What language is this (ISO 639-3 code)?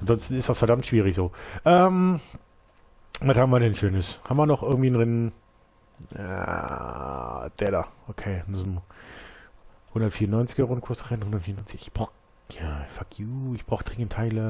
deu